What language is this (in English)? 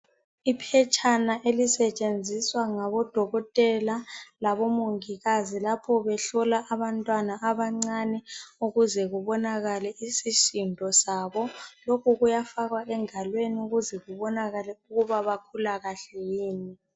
North Ndebele